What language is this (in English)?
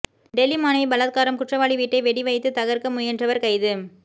Tamil